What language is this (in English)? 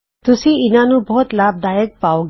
Punjabi